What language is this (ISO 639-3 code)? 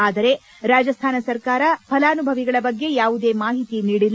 kan